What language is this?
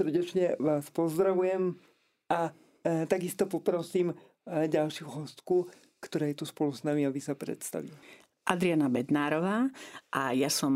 Slovak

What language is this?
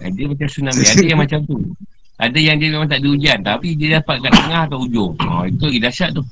Malay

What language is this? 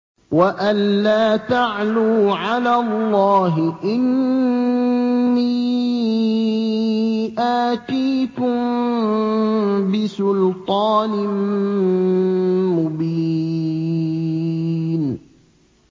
Arabic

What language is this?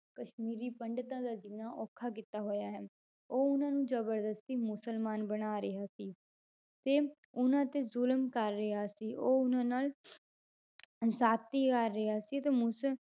Punjabi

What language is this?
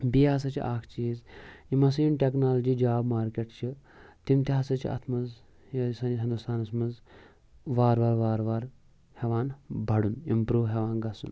Kashmiri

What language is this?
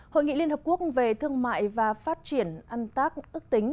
Vietnamese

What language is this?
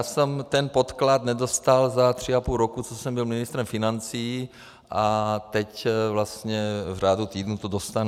Czech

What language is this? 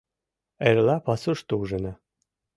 Mari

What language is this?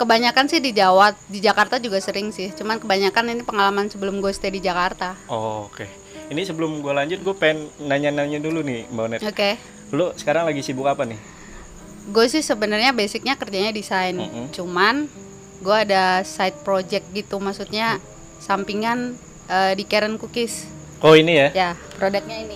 Indonesian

